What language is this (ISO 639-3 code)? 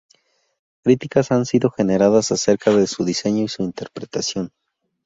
spa